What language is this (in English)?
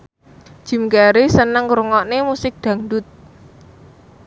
Javanese